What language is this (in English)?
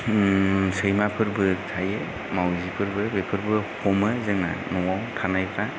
Bodo